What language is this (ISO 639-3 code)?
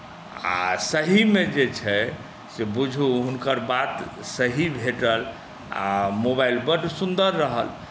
mai